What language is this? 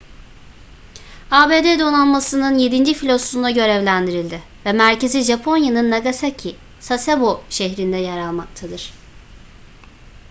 Turkish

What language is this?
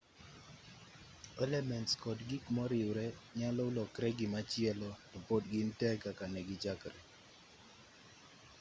Luo (Kenya and Tanzania)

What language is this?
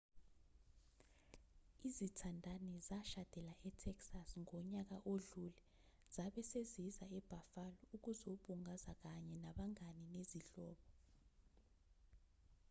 Zulu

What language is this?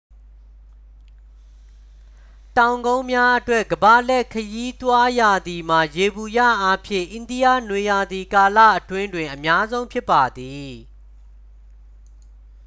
Burmese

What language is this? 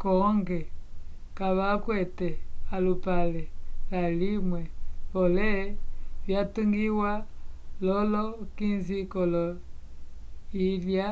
Umbundu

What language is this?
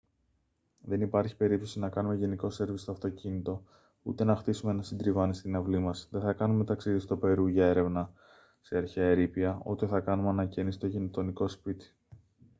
Greek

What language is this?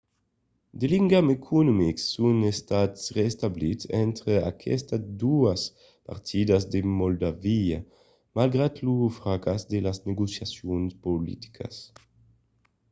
Occitan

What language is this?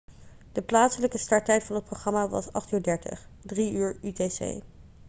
Dutch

